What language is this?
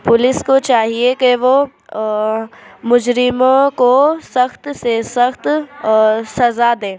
Urdu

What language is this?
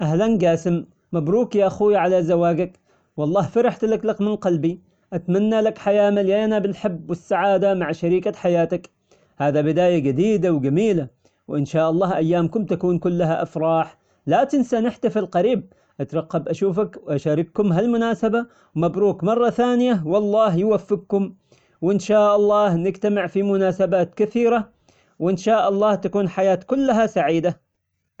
Omani Arabic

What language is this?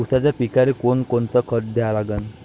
Marathi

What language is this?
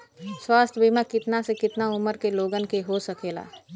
Bhojpuri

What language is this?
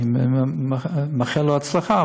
Hebrew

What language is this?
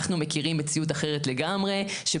Hebrew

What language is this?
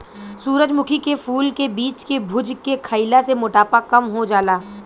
Bhojpuri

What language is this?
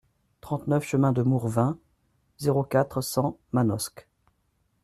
French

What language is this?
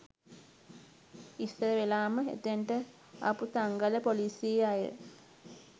Sinhala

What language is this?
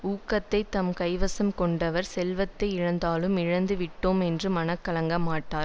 Tamil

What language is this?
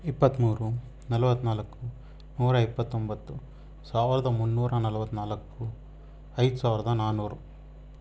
Kannada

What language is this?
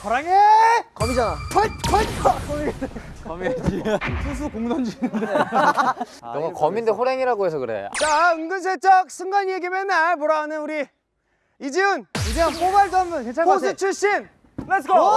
Korean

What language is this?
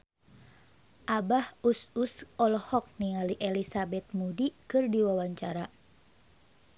Sundanese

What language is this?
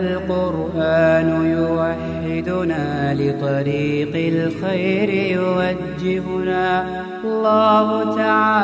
Arabic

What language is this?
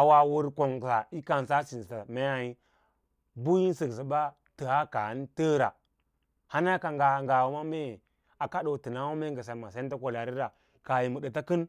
Lala-Roba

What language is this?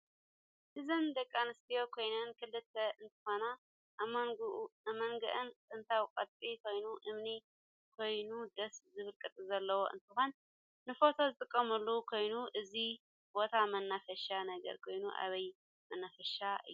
Tigrinya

